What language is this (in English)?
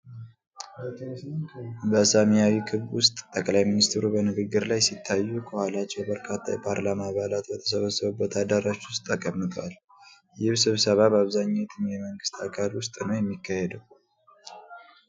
Amharic